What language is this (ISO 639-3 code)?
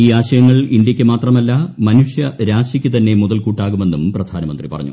mal